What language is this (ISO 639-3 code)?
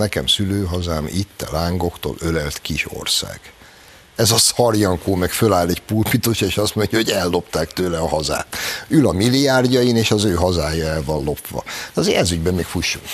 hun